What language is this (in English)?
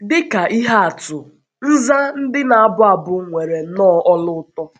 Igbo